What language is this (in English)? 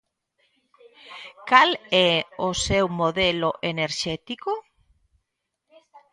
Galician